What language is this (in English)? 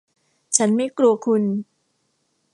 Thai